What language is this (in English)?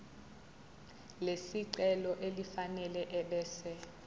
Zulu